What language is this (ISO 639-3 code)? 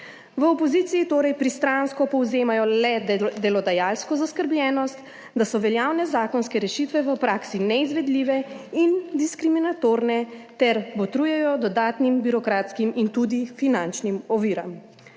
slv